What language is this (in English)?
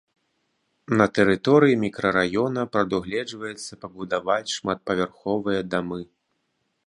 Belarusian